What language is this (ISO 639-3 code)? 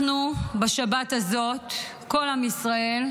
heb